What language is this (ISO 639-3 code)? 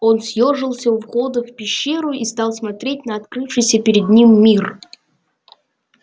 rus